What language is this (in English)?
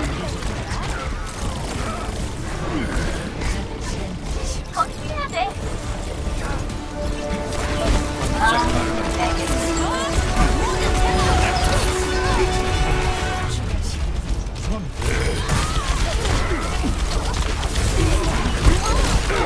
Korean